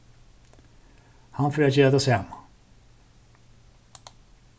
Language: Faroese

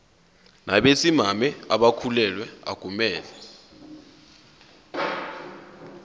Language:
Zulu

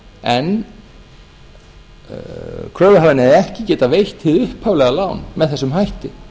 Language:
Icelandic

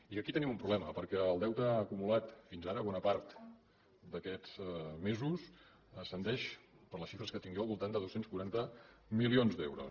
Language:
Catalan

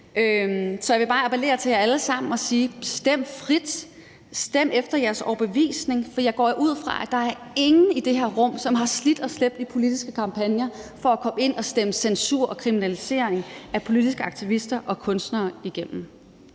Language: Danish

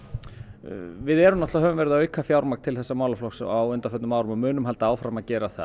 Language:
Icelandic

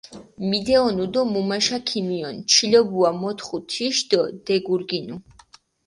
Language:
Mingrelian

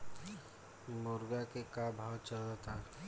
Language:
Bhojpuri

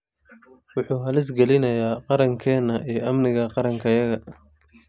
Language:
Somali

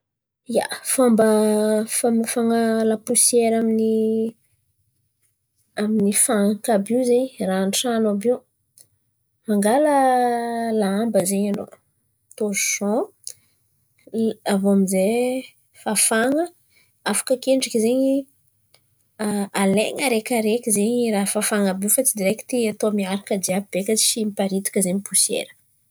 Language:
Antankarana Malagasy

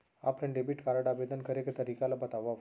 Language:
Chhattisgarhi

